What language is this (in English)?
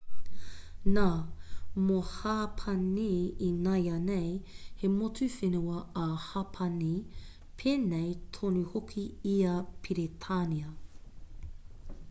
Māori